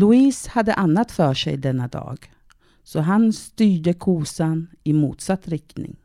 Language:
Swedish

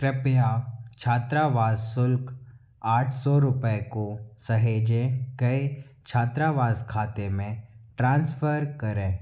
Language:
Hindi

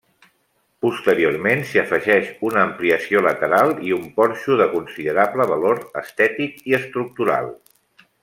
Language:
Catalan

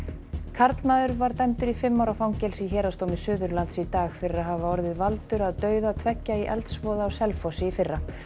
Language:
Icelandic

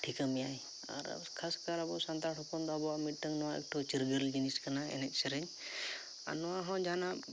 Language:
Santali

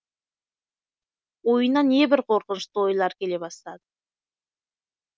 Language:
Kazakh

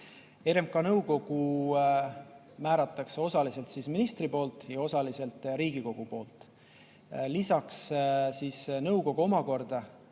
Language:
Estonian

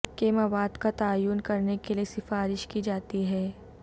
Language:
Urdu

